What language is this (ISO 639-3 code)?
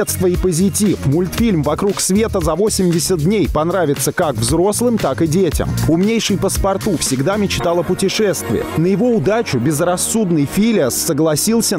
rus